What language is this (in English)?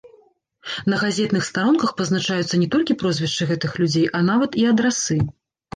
Belarusian